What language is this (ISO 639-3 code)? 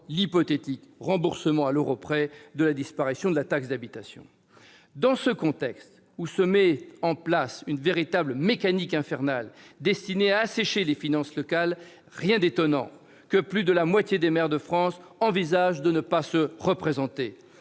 fra